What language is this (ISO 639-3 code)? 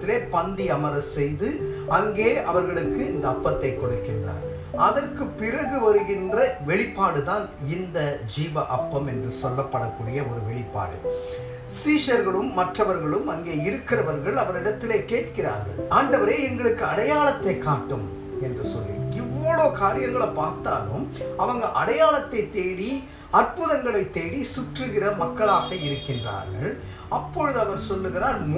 tur